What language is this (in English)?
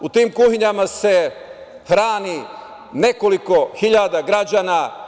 Serbian